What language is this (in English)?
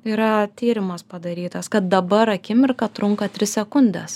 Lithuanian